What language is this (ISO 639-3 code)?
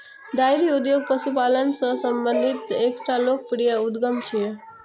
mai